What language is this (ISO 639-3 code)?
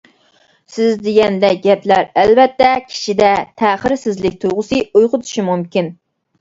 uig